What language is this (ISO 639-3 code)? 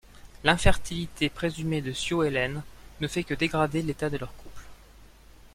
fra